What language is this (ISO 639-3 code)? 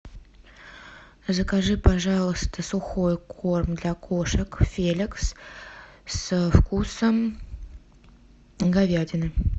rus